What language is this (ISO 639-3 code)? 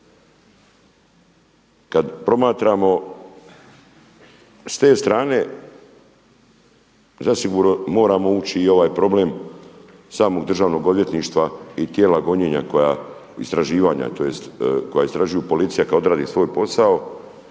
hrv